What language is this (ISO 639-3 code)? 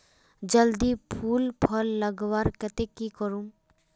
mag